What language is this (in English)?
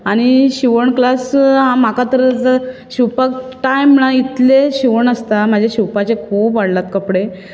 Konkani